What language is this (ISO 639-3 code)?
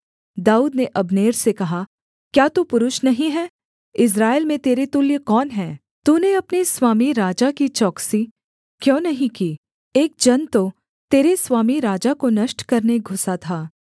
hin